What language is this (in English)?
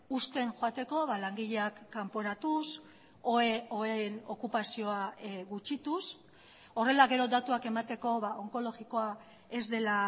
Basque